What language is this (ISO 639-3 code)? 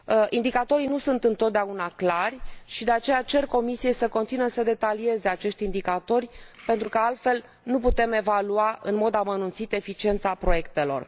ron